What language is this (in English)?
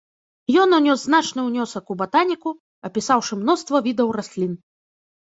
Belarusian